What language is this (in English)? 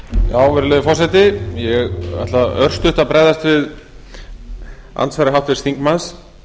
Icelandic